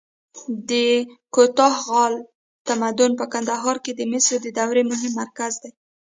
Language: Pashto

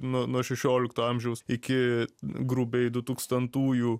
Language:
Lithuanian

